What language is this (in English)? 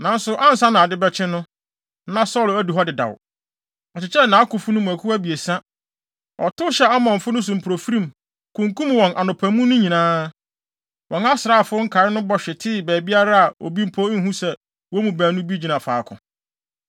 Akan